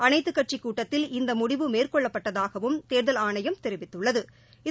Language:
Tamil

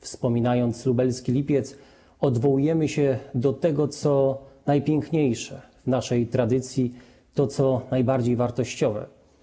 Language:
Polish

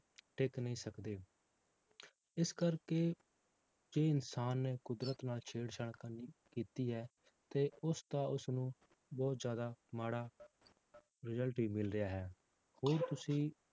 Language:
Punjabi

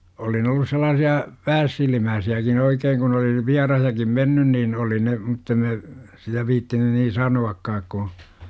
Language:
Finnish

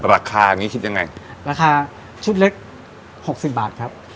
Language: Thai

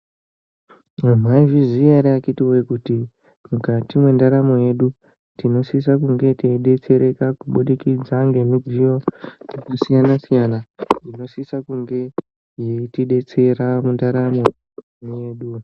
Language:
Ndau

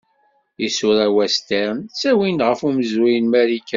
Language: Kabyle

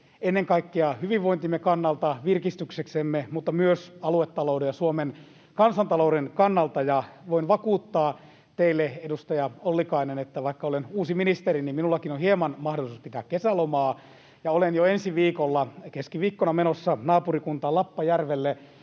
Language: Finnish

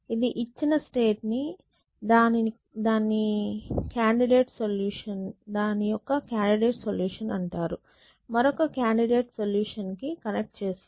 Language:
Telugu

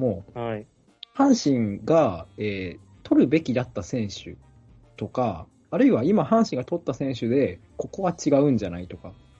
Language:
Japanese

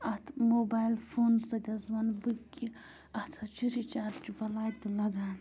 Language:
Kashmiri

